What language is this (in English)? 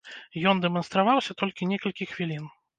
Belarusian